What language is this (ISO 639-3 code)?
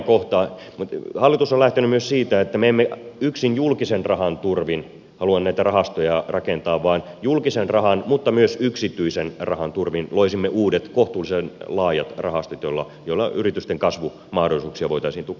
fin